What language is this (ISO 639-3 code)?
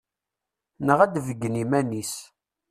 kab